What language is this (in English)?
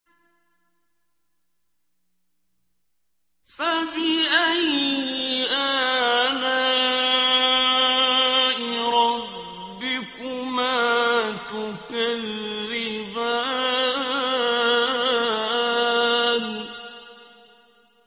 Arabic